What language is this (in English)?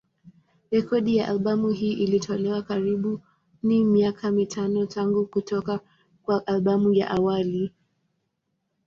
Swahili